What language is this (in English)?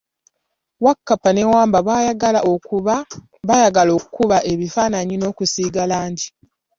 Ganda